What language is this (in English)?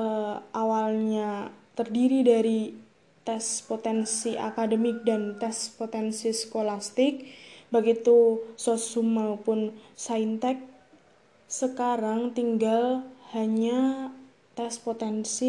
Indonesian